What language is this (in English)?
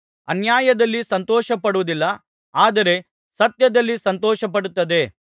Kannada